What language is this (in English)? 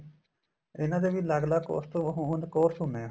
Punjabi